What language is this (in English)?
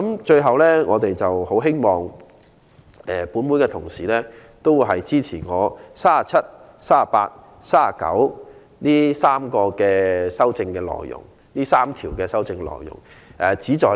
Cantonese